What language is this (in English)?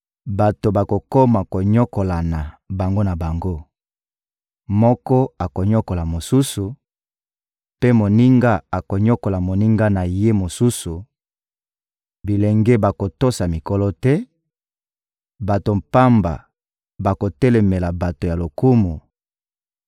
Lingala